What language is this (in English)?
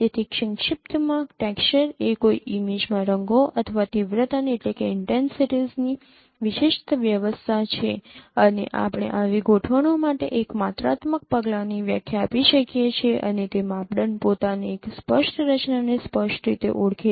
Gujarati